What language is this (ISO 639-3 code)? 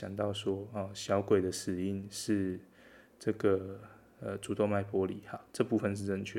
zho